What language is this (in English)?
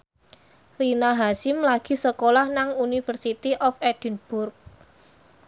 Javanese